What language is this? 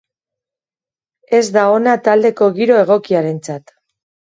Basque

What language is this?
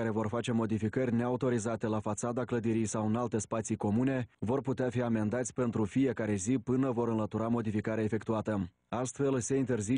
Romanian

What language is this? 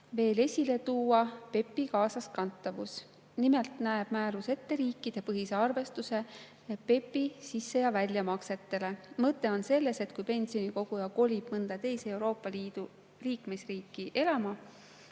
Estonian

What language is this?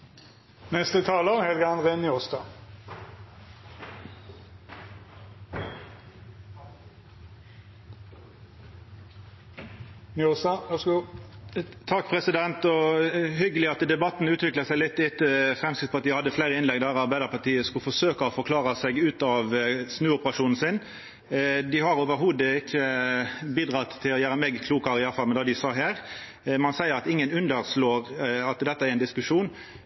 Norwegian Nynorsk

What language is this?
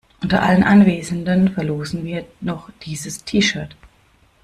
German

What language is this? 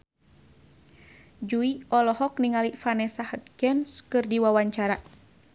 Sundanese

